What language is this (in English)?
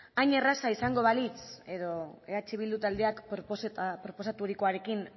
Basque